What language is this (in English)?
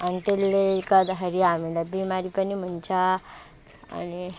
Nepali